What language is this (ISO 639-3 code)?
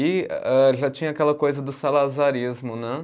por